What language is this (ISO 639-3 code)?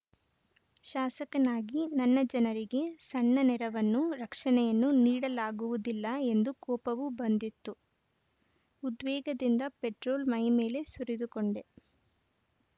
kan